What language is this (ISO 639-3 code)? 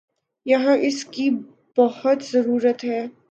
urd